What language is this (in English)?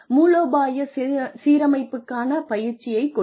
Tamil